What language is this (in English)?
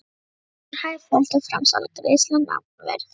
Icelandic